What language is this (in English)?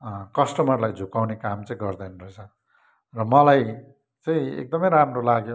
Nepali